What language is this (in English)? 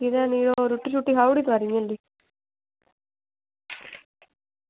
Dogri